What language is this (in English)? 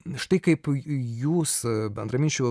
Lithuanian